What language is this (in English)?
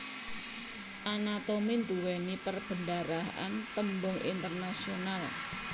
Javanese